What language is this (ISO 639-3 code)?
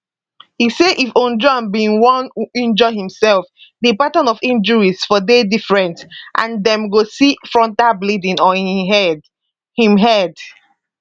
pcm